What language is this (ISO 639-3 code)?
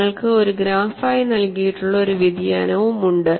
mal